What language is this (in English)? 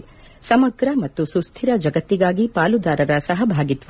Kannada